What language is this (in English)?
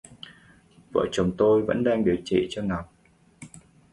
Vietnamese